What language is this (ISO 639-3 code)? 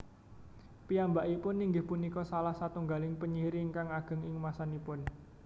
jav